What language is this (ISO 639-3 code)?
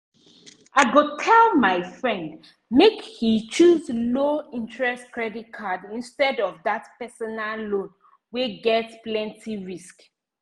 pcm